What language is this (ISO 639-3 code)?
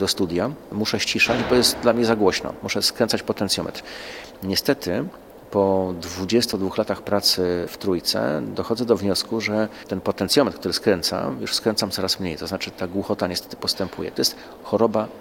pol